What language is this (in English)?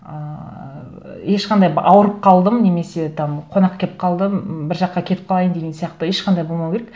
Kazakh